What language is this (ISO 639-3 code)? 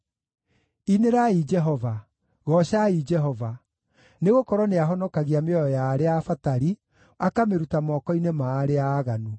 kik